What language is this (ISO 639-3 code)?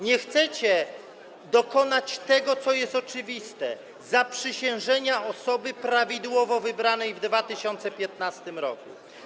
pol